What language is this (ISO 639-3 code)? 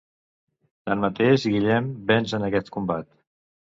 cat